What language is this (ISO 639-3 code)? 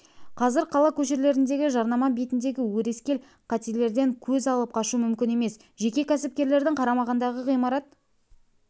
kaz